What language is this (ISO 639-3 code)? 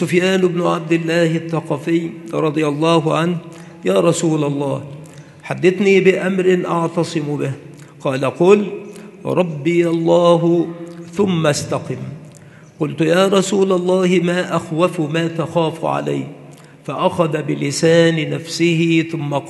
ara